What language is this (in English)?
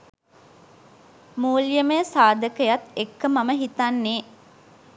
Sinhala